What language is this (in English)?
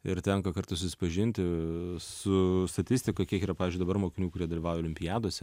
Lithuanian